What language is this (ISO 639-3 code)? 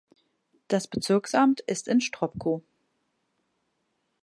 deu